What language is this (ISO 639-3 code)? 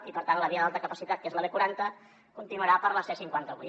cat